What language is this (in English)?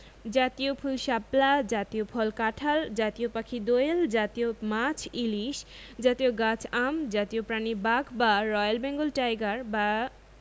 Bangla